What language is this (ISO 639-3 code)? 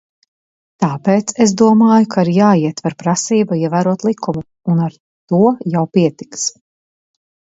lav